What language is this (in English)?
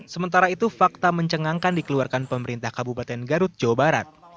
Indonesian